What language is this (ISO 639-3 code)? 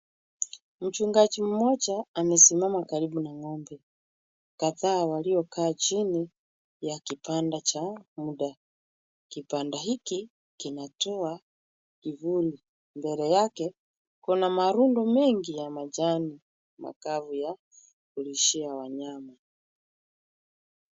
swa